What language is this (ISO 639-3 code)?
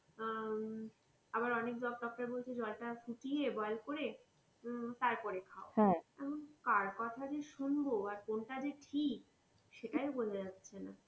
ben